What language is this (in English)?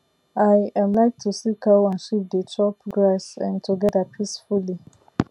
Nigerian Pidgin